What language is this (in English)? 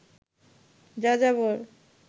Bangla